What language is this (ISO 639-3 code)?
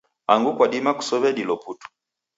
dav